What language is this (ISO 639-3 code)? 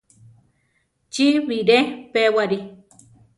tar